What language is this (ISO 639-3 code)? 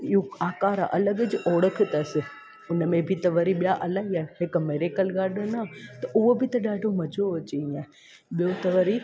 snd